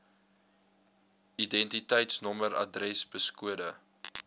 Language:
Afrikaans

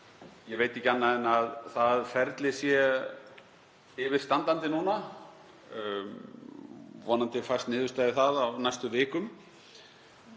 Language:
Icelandic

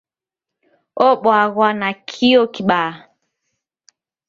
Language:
Taita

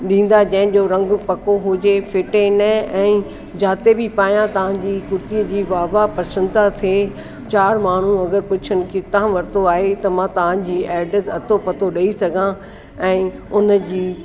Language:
Sindhi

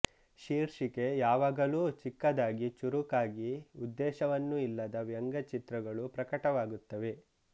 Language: Kannada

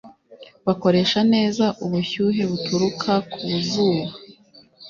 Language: Kinyarwanda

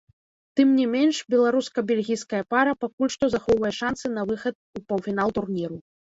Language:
Belarusian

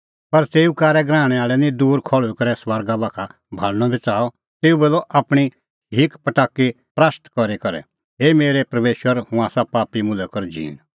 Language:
Kullu Pahari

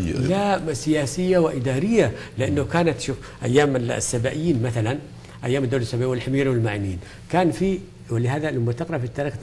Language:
Arabic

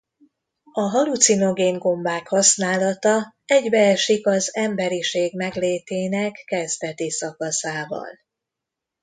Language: Hungarian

